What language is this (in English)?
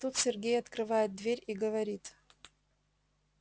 Russian